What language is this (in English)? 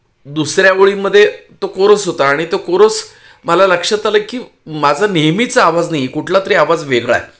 Marathi